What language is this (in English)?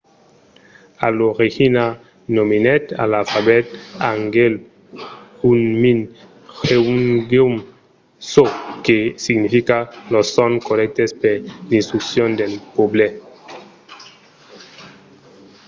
Occitan